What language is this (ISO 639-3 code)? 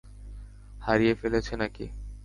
ben